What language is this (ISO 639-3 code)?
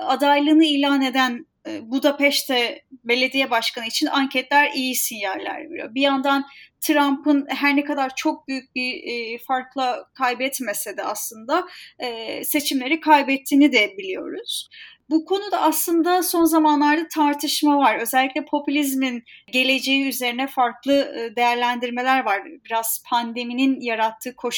tur